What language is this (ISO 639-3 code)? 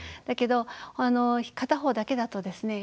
jpn